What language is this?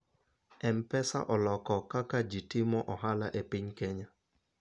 Luo (Kenya and Tanzania)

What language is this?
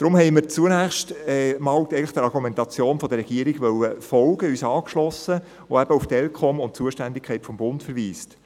Swiss German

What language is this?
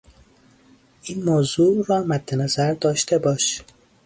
Persian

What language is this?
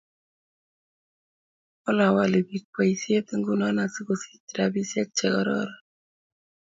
Kalenjin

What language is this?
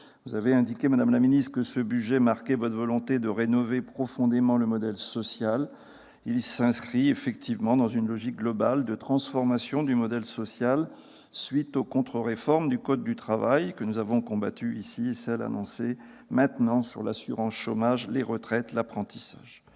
French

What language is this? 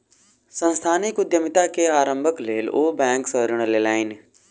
Maithili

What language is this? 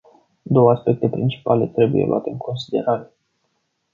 Romanian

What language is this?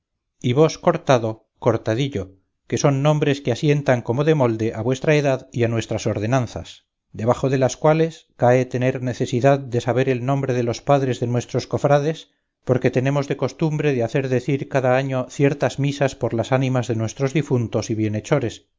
Spanish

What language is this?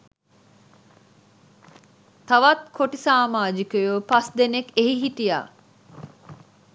Sinhala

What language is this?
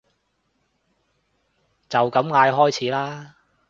Cantonese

